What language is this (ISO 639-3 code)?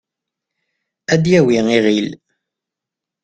kab